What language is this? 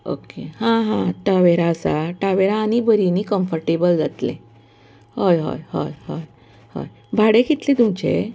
Konkani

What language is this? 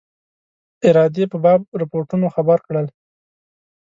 Pashto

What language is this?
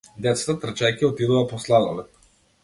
Macedonian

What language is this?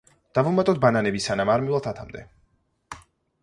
Georgian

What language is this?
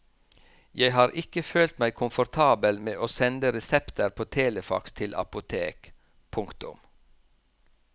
Norwegian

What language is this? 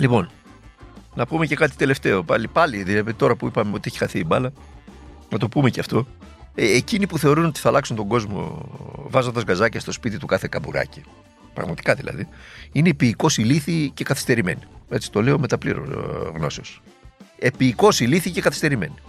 Greek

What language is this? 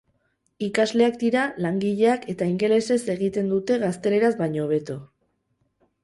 Basque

